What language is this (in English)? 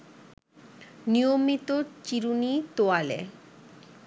Bangla